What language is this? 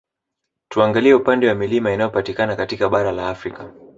Swahili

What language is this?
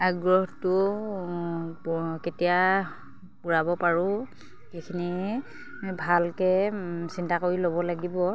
Assamese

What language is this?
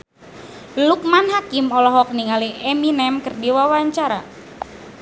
Sundanese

